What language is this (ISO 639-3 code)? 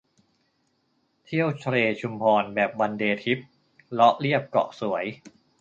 tha